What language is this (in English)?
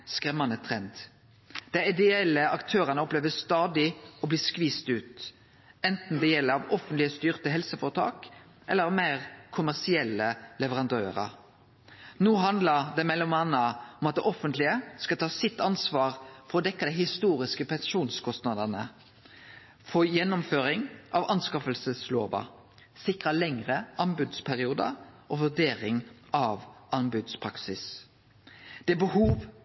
Norwegian Nynorsk